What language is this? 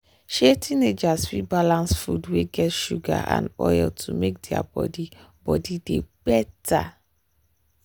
Nigerian Pidgin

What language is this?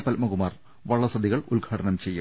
Malayalam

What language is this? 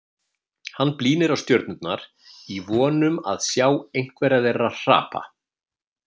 Icelandic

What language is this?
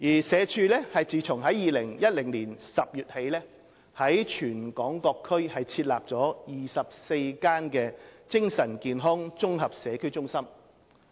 Cantonese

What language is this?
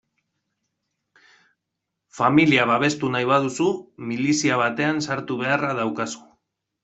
Basque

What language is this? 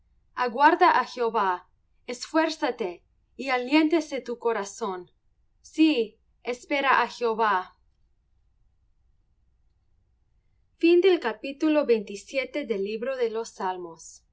Spanish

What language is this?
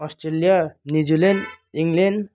Nepali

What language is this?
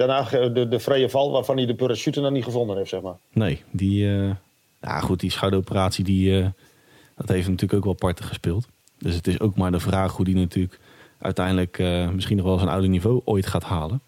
Dutch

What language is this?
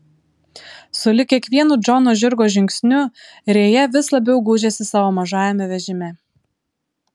Lithuanian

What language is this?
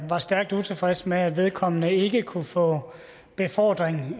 Danish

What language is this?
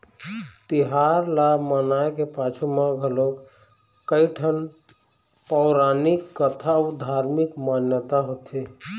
Chhattisgarhi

